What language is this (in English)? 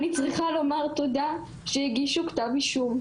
Hebrew